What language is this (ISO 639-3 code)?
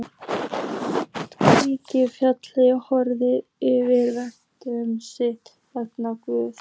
isl